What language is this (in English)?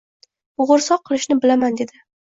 Uzbek